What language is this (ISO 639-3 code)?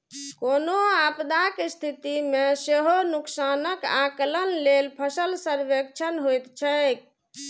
mai